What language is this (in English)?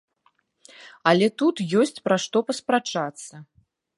Belarusian